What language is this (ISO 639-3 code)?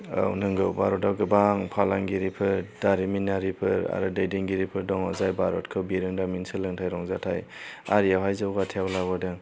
brx